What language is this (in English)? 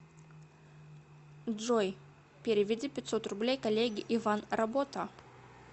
Russian